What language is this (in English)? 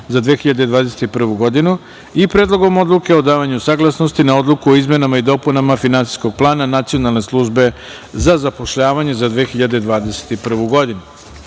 Serbian